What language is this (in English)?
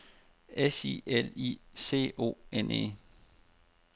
Danish